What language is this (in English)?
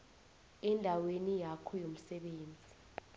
South Ndebele